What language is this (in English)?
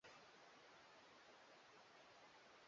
Swahili